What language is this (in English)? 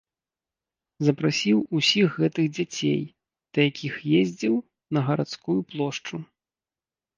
Belarusian